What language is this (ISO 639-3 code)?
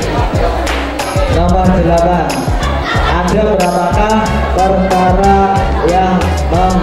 ind